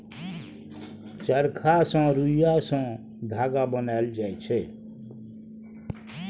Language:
Maithili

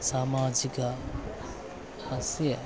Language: Sanskrit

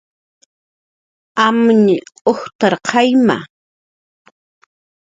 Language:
Jaqaru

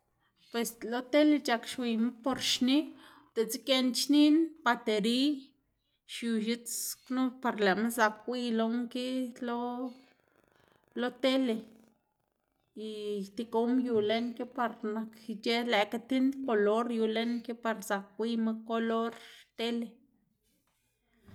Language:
Xanaguía Zapotec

